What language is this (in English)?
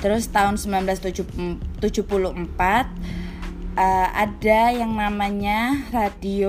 Indonesian